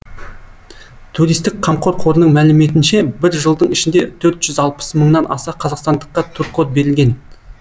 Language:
Kazakh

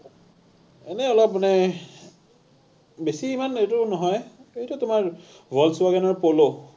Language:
Assamese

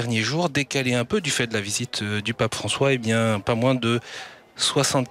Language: French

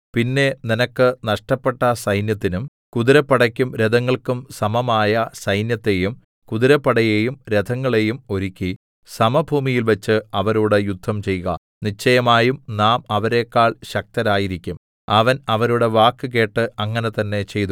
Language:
Malayalam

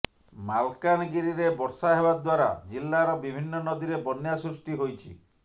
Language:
Odia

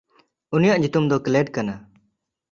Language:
Santali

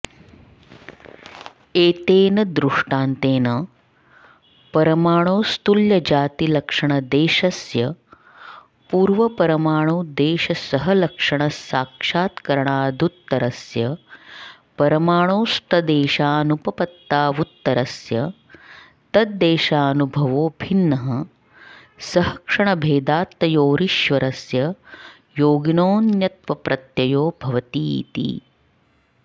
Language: Sanskrit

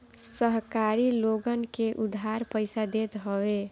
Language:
Bhojpuri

